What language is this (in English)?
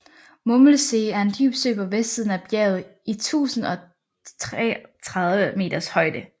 Danish